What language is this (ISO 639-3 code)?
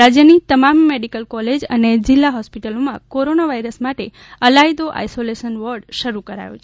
guj